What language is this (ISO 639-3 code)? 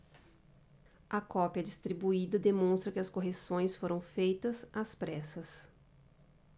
por